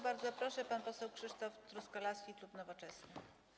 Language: Polish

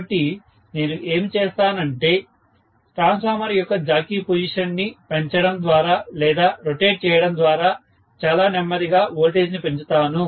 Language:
Telugu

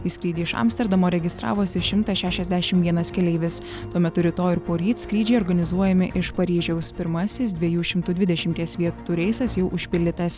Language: Lithuanian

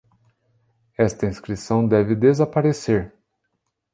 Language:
Portuguese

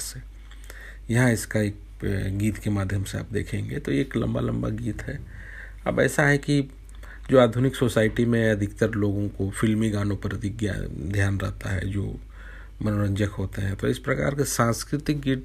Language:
Hindi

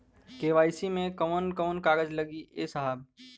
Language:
Bhojpuri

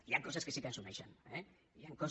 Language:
Catalan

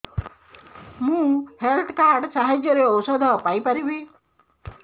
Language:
Odia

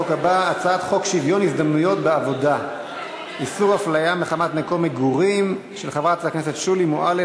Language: Hebrew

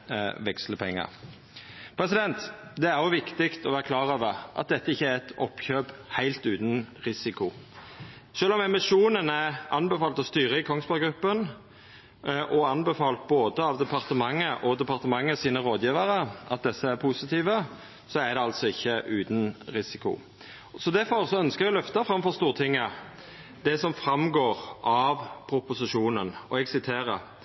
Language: Norwegian Nynorsk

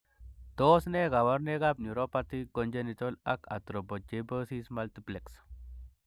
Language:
Kalenjin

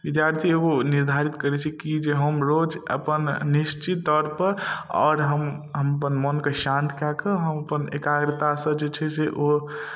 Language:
Maithili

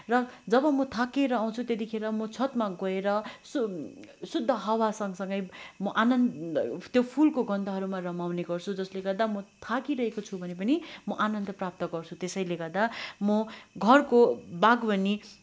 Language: Nepali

